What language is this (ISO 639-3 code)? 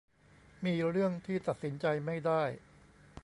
tha